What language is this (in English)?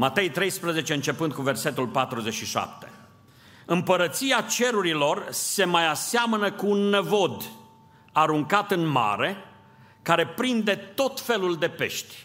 Romanian